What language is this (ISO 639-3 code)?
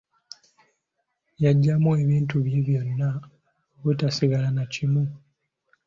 lug